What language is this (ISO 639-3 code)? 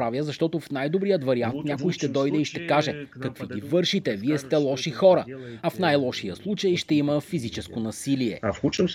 bul